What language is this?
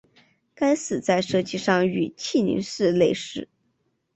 Chinese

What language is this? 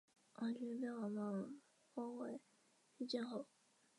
Chinese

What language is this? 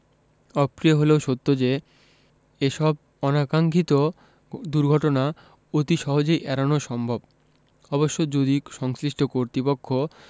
Bangla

